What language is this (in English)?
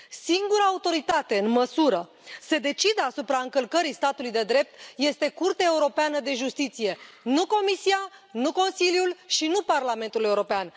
Romanian